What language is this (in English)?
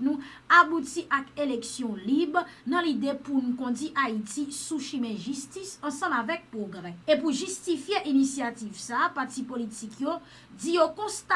French